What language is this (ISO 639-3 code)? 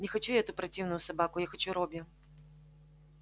rus